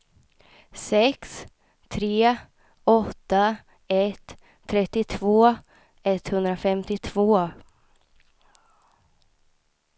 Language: Swedish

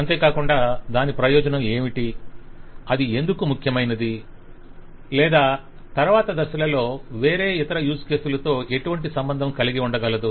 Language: Telugu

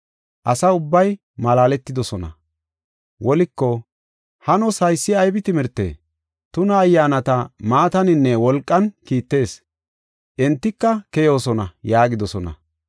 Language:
Gofa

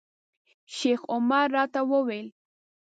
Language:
Pashto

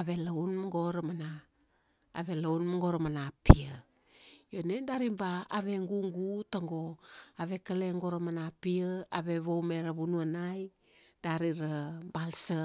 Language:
Kuanua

